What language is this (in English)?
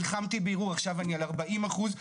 Hebrew